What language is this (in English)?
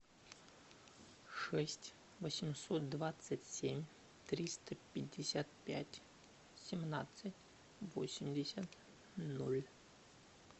Russian